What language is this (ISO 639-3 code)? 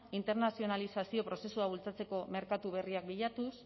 eus